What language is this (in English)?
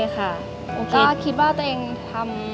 Thai